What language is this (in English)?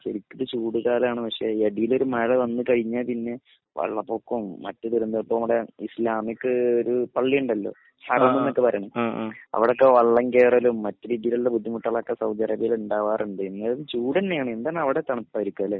Malayalam